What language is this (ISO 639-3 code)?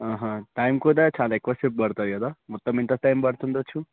tel